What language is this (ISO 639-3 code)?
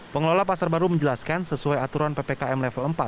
ind